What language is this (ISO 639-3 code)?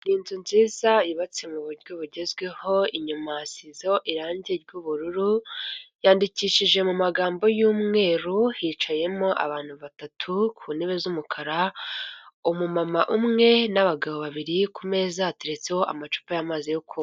kin